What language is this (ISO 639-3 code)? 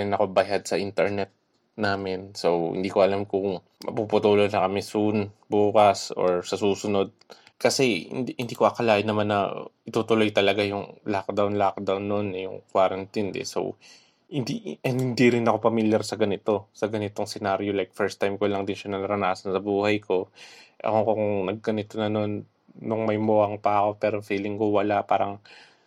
fil